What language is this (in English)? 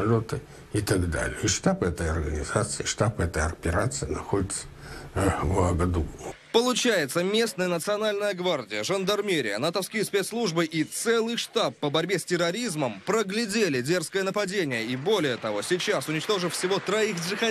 Russian